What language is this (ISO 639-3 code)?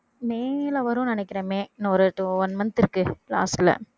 tam